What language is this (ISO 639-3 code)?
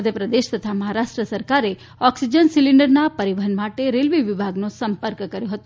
guj